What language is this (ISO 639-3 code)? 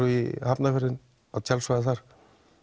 isl